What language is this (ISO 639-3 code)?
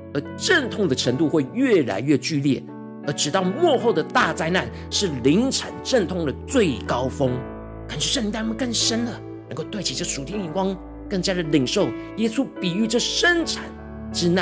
zho